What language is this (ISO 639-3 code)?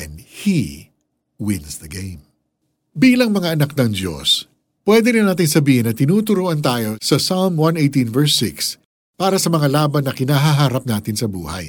fil